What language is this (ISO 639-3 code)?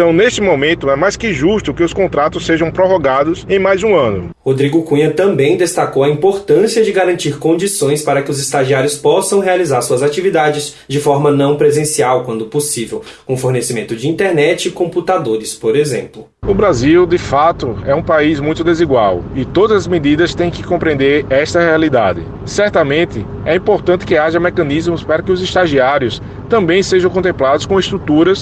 por